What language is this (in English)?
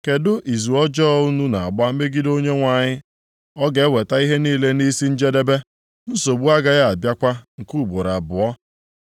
Igbo